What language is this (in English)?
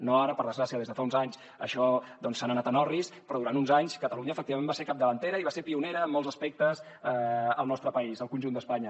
Catalan